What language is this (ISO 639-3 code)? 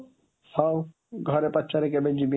ori